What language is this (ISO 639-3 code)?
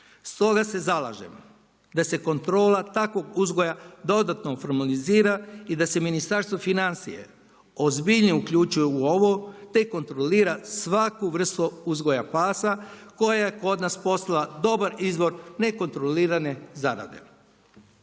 hrv